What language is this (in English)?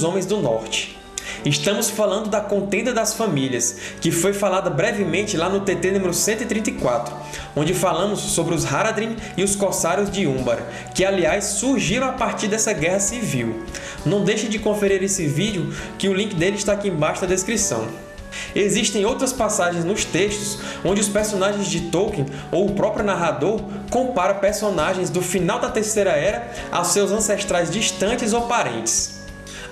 Portuguese